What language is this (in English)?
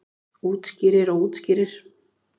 Icelandic